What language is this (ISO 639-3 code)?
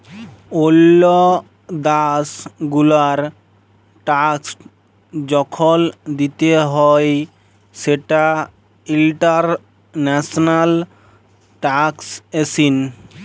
ben